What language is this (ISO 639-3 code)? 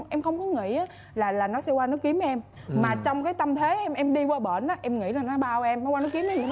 vie